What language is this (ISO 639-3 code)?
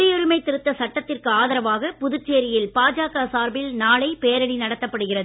tam